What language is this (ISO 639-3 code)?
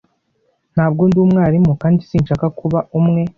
kin